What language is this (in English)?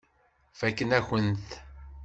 Kabyle